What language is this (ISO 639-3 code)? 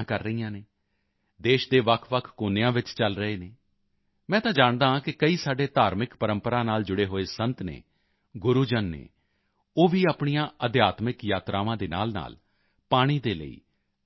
pan